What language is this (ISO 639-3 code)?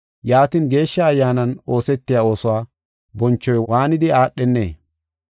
gof